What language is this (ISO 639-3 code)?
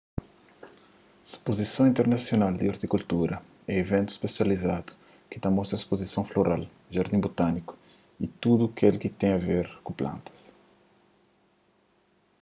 kea